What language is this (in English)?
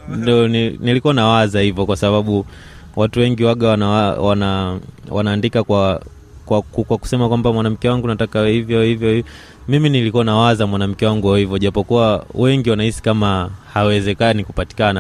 Swahili